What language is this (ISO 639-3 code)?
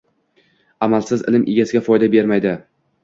uzb